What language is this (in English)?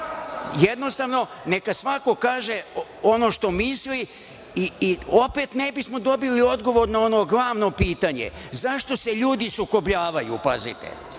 Serbian